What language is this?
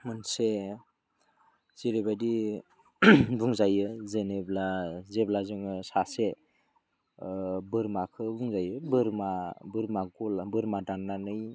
Bodo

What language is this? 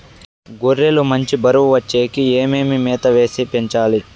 Telugu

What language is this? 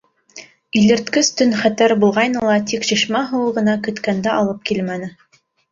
Bashkir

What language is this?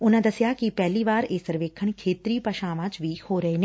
Punjabi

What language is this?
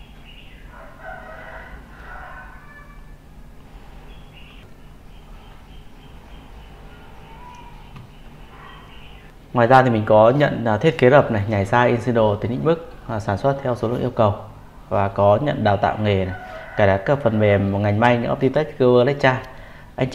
Vietnamese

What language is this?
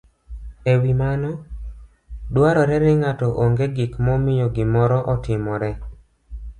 Luo (Kenya and Tanzania)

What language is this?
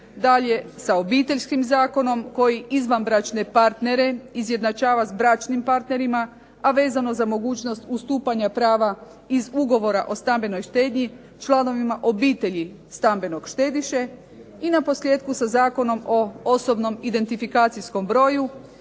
Croatian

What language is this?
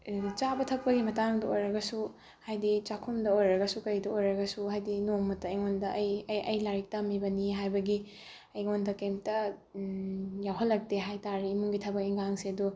Manipuri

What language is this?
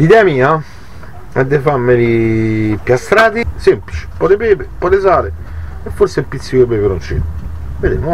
Italian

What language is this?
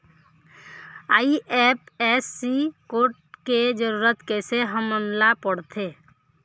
Chhattisgarhi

